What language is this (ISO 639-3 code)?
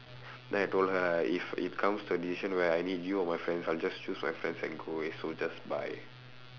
eng